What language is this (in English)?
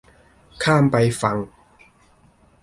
Thai